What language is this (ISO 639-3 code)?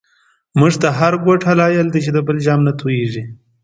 pus